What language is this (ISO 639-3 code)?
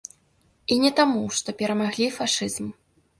bel